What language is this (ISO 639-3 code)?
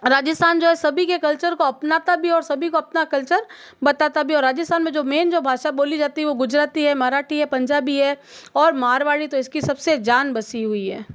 hin